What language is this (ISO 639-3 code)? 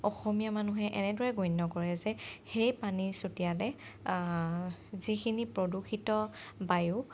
asm